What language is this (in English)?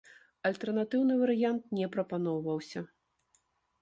Belarusian